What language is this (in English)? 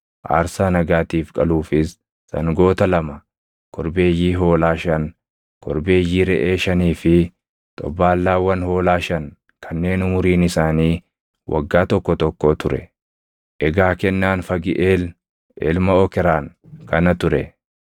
Oromo